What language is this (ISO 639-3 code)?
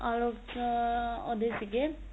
pan